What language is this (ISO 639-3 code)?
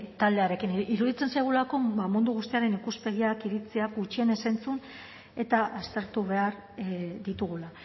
eus